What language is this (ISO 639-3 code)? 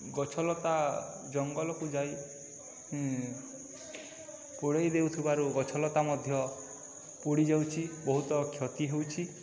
ori